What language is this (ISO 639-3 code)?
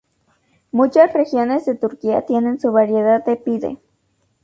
spa